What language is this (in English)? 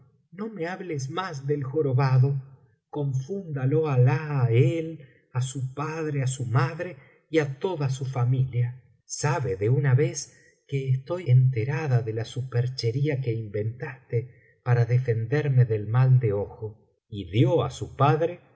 Spanish